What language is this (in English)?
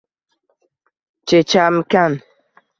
Uzbek